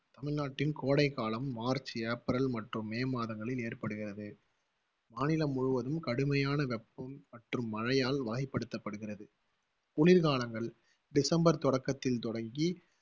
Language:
Tamil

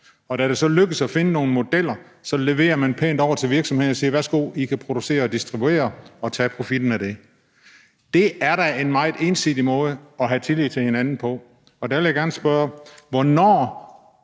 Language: Danish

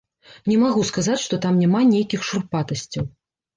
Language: Belarusian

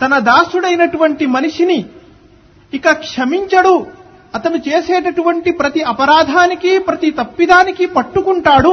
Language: Telugu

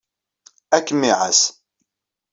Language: Kabyle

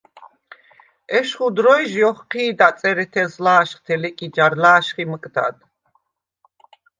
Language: Svan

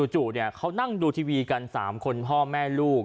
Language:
Thai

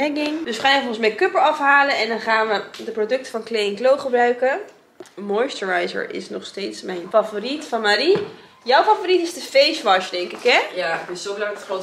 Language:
Dutch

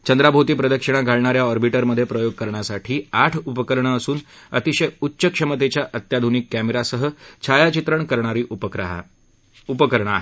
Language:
Marathi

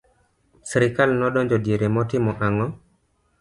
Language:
Luo (Kenya and Tanzania)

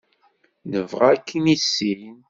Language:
Kabyle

